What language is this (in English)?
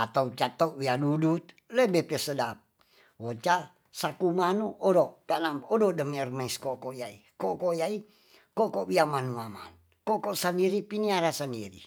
Tonsea